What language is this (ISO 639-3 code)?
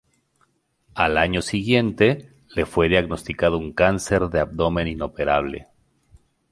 spa